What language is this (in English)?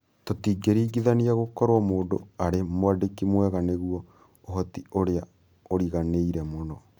Kikuyu